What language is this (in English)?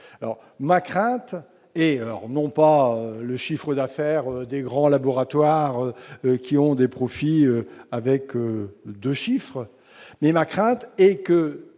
French